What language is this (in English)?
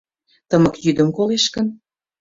Mari